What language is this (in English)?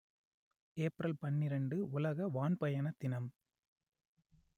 Tamil